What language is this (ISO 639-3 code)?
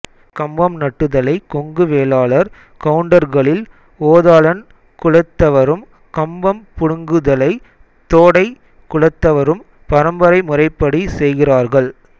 tam